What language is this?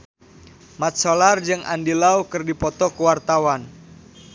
Sundanese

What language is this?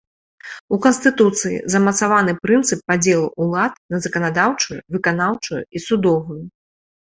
Belarusian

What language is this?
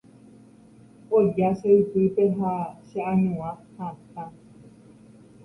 Guarani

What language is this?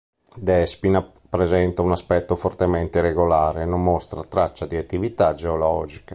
Italian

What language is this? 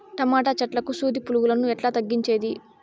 Telugu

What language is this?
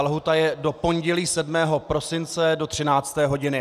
Czech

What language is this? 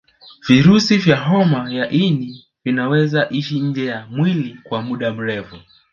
Swahili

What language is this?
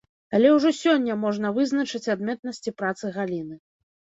Belarusian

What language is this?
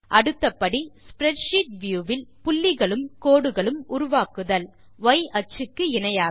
Tamil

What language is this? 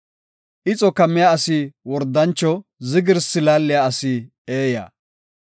Gofa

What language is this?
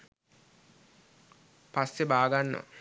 Sinhala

